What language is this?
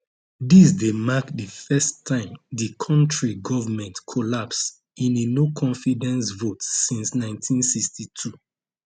Nigerian Pidgin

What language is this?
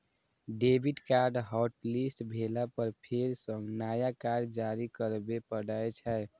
Maithili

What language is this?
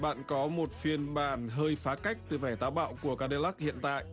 Vietnamese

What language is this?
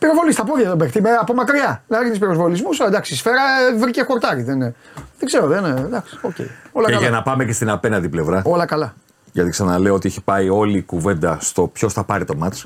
Greek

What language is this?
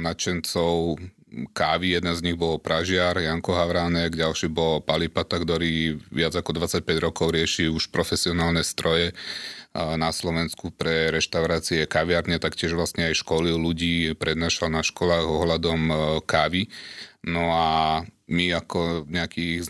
Slovak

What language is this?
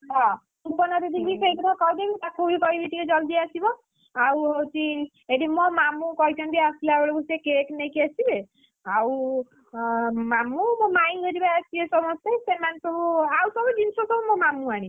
Odia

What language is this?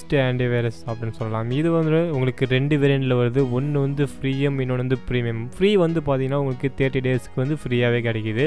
Korean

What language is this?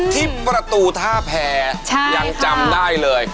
Thai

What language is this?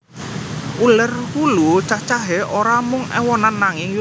Javanese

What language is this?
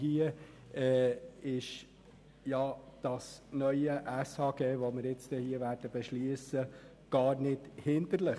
Swiss German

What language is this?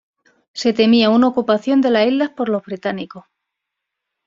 Spanish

